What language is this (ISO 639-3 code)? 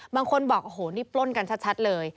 tha